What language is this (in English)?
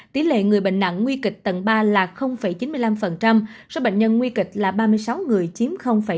Vietnamese